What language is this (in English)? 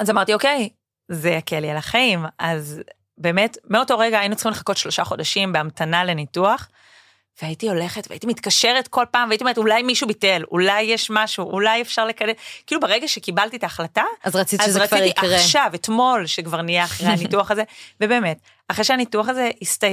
Hebrew